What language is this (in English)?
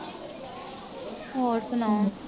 Punjabi